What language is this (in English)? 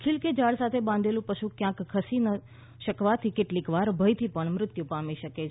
Gujarati